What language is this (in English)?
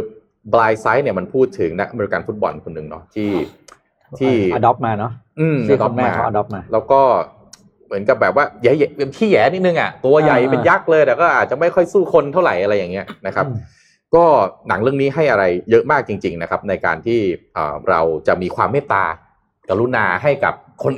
Thai